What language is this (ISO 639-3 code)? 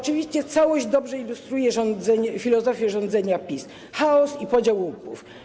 pol